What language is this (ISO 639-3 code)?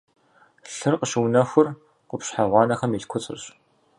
kbd